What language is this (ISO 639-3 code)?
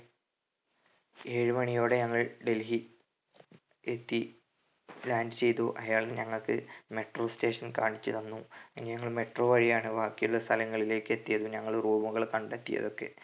mal